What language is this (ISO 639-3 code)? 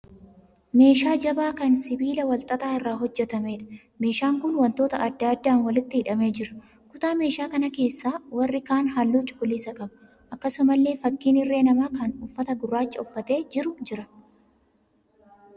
orm